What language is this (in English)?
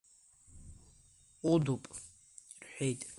Abkhazian